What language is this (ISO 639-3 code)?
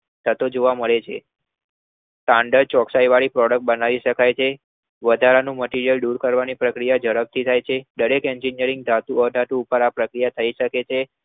guj